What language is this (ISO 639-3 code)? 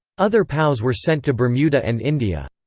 eng